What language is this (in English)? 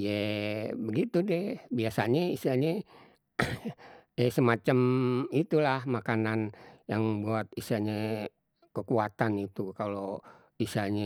Betawi